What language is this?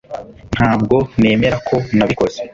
Kinyarwanda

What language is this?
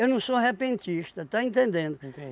Portuguese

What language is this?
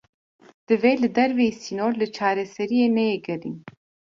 Kurdish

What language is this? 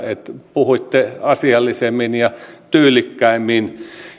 Finnish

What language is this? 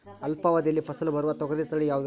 Kannada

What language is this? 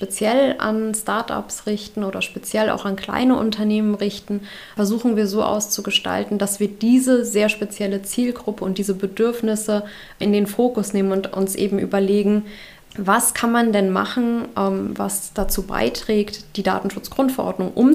German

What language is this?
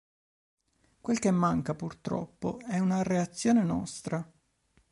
Italian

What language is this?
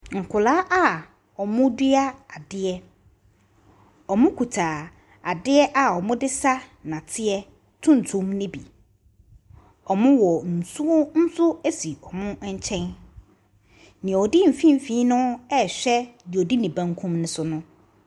Akan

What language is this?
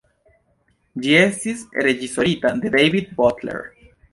Esperanto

